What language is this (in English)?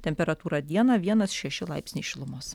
Lithuanian